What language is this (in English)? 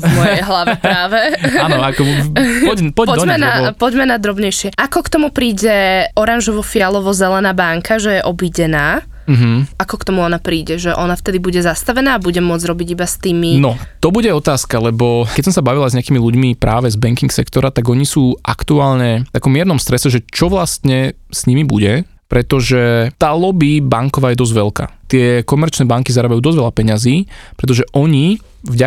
Slovak